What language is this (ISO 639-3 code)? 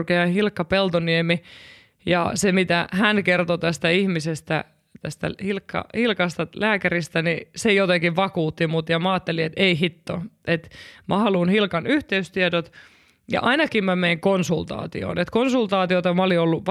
fin